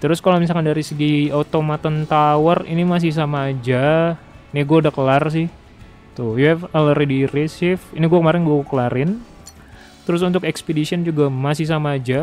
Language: Indonesian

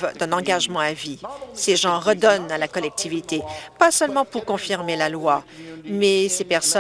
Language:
French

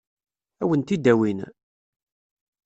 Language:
Kabyle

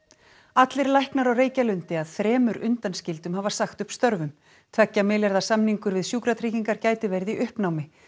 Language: Icelandic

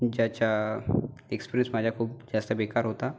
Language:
Marathi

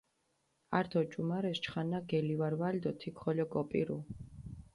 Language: Mingrelian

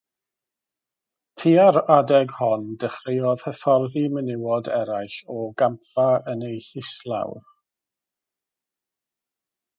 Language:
Welsh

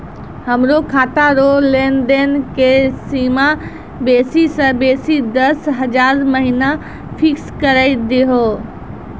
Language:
Maithili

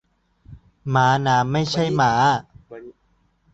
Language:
Thai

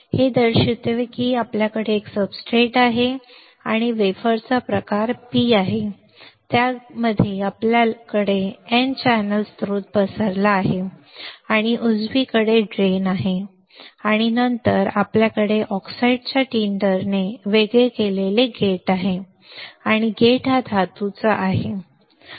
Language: Marathi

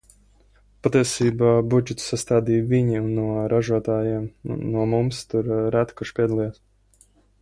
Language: Latvian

